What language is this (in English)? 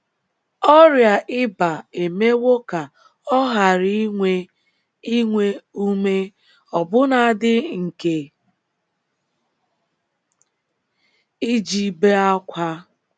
Igbo